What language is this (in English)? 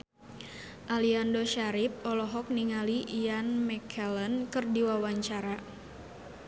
Sundanese